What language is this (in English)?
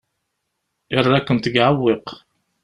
Kabyle